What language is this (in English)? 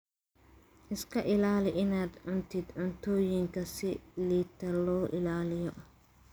Somali